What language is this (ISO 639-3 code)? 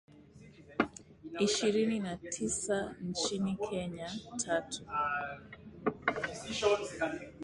swa